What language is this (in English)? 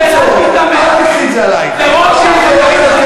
Hebrew